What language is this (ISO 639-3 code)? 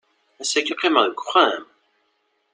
kab